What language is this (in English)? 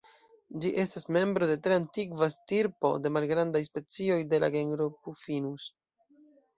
Esperanto